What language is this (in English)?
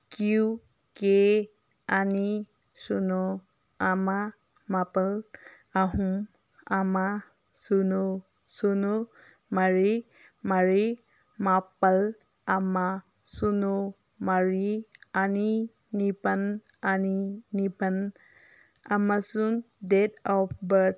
Manipuri